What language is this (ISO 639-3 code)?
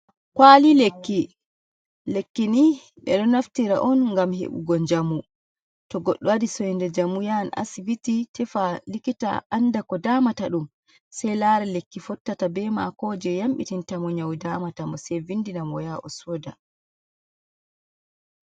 ful